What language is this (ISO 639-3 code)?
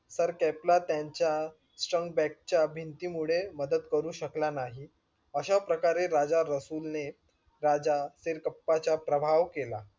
mar